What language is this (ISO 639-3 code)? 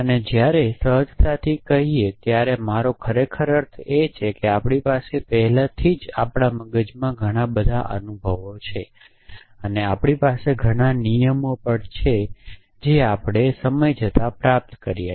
guj